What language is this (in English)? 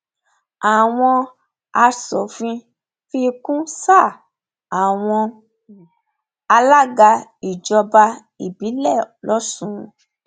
Yoruba